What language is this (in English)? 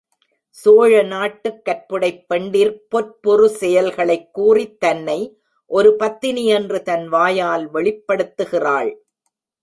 Tamil